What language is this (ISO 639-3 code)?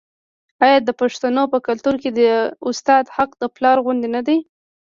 pus